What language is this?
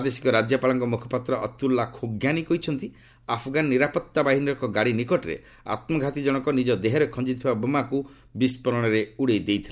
Odia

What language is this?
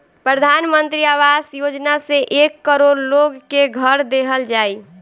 Bhojpuri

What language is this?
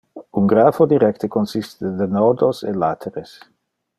Interlingua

